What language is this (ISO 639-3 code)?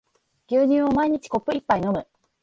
jpn